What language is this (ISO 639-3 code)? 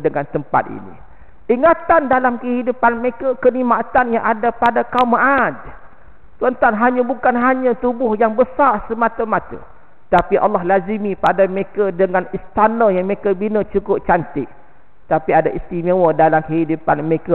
msa